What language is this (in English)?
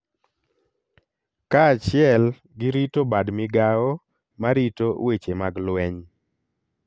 Luo (Kenya and Tanzania)